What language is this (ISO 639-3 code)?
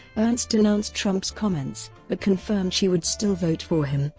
eng